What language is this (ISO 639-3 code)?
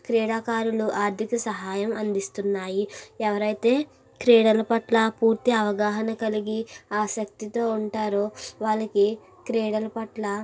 tel